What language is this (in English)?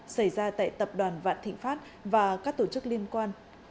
Vietnamese